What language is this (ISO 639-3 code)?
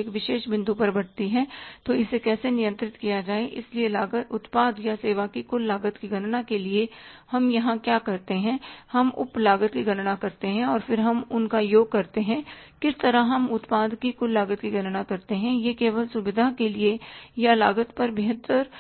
hin